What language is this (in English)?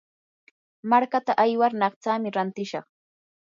Yanahuanca Pasco Quechua